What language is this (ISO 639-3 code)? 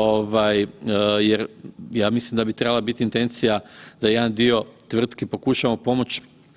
hrv